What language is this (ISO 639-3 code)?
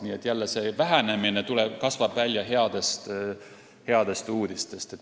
est